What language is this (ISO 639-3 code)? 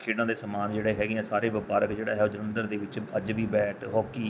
pan